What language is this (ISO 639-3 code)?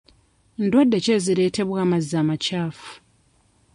lug